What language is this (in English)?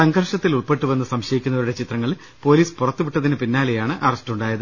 Malayalam